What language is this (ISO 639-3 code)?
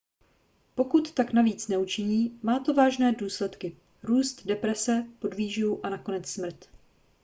ces